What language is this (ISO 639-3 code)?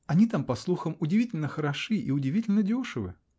rus